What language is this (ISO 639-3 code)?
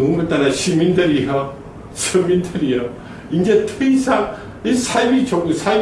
kor